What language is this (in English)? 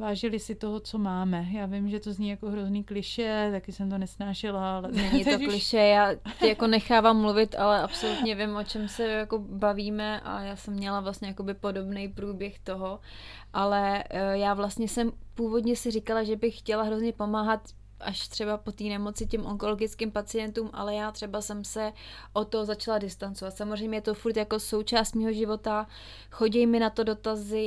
Czech